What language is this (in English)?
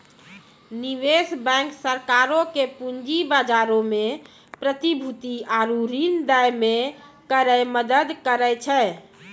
Maithili